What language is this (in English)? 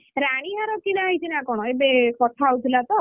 Odia